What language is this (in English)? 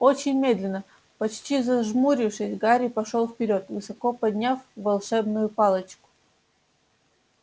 Russian